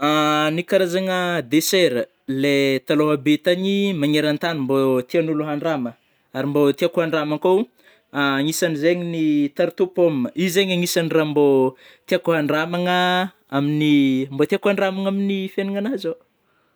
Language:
Northern Betsimisaraka Malagasy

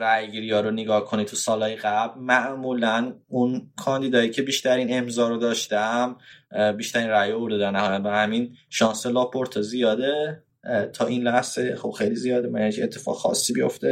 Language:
Persian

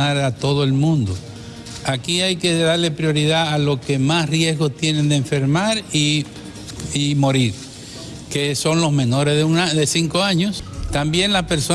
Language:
Spanish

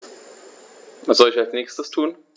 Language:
German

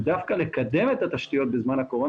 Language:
Hebrew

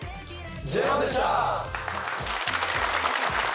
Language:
Japanese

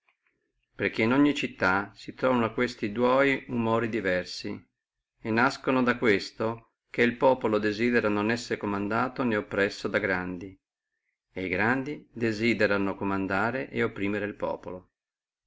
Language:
Italian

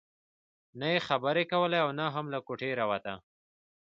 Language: Pashto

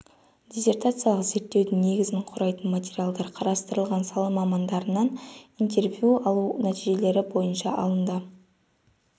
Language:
Kazakh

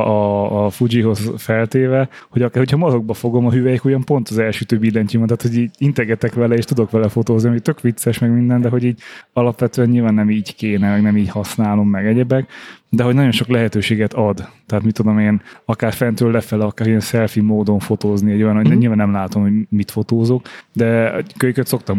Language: Hungarian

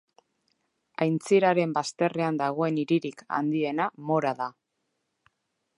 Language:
Basque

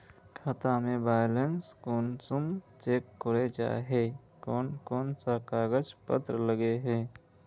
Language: Magahi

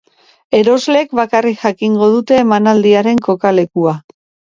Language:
Basque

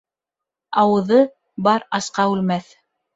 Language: Bashkir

